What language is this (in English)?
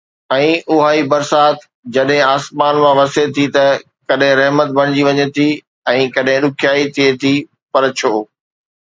Sindhi